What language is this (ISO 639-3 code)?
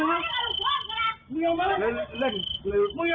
tha